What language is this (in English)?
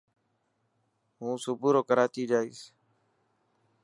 Dhatki